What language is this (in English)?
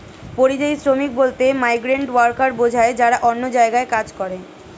Bangla